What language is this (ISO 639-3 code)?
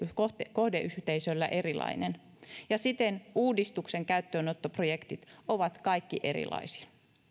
fin